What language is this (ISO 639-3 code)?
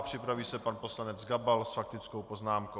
ces